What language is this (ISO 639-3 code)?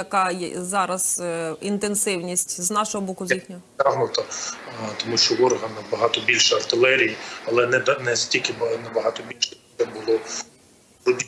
ukr